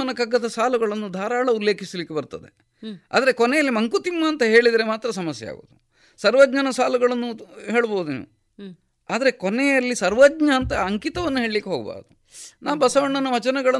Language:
Kannada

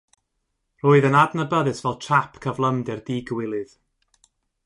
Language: Welsh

